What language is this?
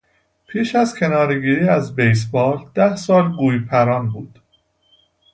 Persian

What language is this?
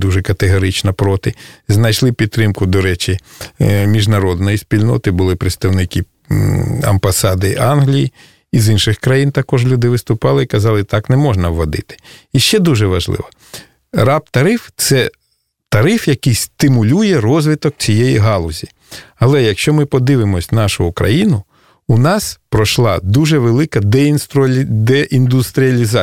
Russian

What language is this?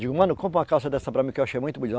Portuguese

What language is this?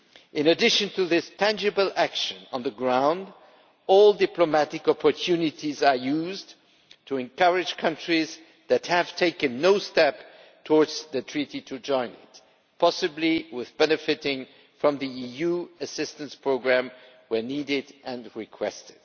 English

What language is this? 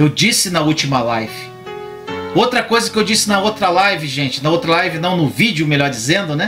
Portuguese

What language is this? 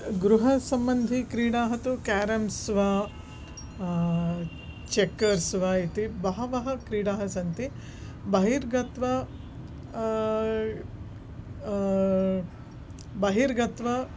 Sanskrit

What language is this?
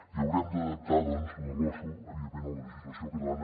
Catalan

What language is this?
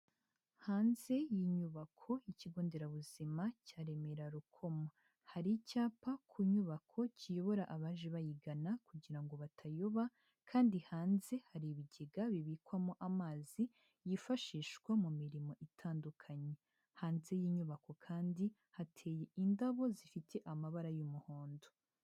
Kinyarwanda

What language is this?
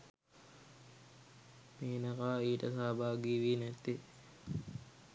Sinhala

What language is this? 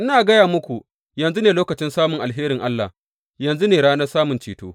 Hausa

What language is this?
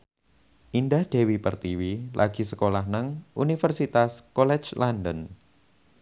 Javanese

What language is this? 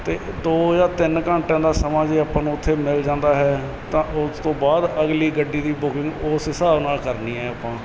Punjabi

